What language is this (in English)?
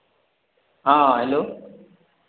Maithili